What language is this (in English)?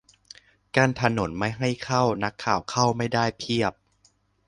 Thai